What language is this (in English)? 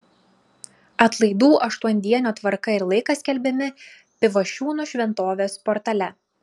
Lithuanian